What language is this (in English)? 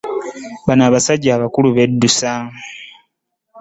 Ganda